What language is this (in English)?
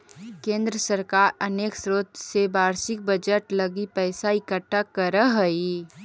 Magahi